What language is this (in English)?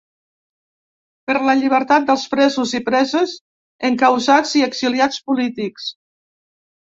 Catalan